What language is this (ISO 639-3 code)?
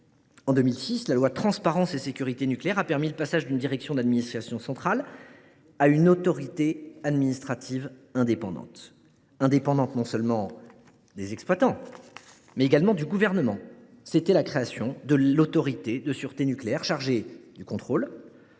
fra